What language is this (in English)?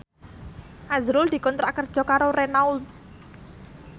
Javanese